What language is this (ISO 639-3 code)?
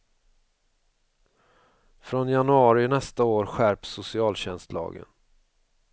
swe